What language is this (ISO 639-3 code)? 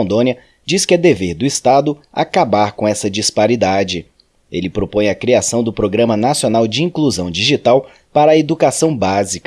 por